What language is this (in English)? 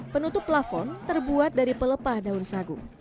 Indonesian